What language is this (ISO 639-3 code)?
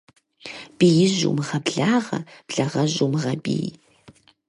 kbd